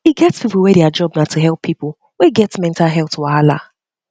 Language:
Nigerian Pidgin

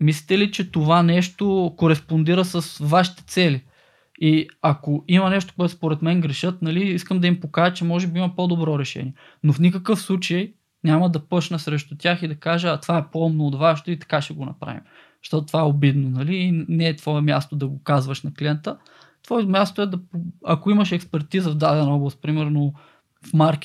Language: Bulgarian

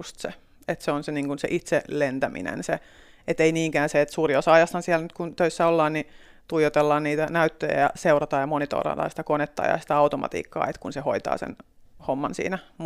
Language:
Finnish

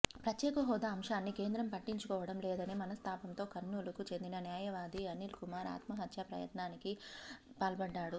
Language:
Telugu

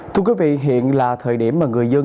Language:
Vietnamese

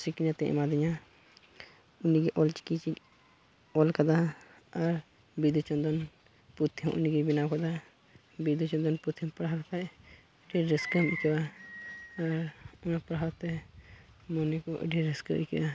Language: Santali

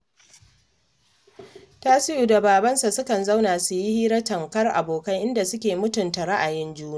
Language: Hausa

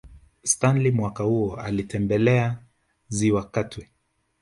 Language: Swahili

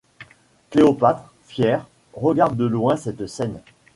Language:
French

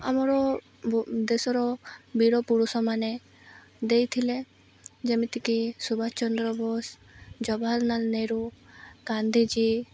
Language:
Odia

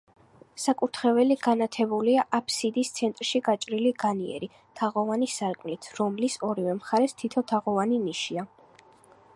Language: Georgian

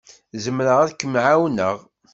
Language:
Kabyle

